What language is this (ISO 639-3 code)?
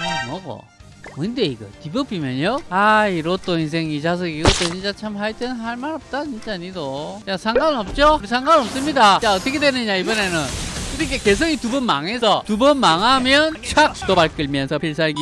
kor